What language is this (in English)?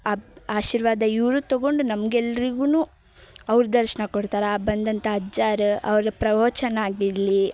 Kannada